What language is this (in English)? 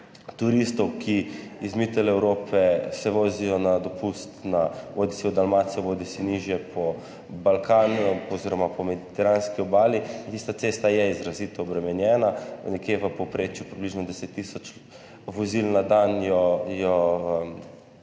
Slovenian